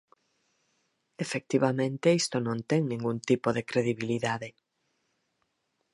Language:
Galician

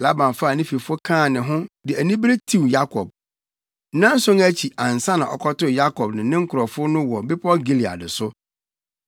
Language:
Akan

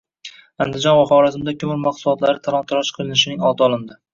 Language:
Uzbek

